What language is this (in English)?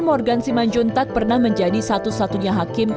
Indonesian